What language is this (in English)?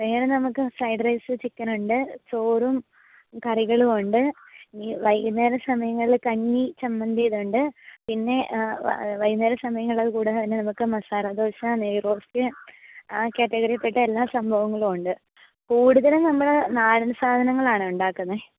Malayalam